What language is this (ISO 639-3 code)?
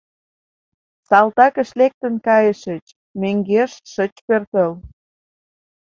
chm